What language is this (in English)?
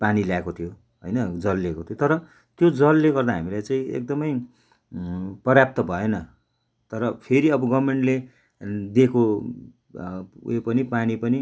Nepali